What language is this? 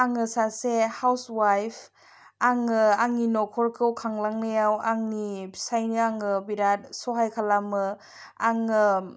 Bodo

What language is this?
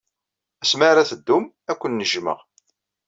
Kabyle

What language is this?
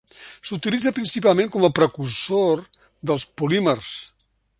Catalan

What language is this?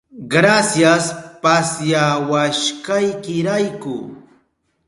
Southern Pastaza Quechua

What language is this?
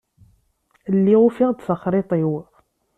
Kabyle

